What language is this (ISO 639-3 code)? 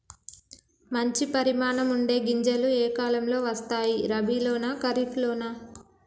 tel